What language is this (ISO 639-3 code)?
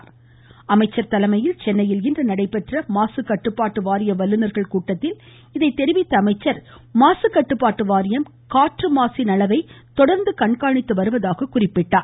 tam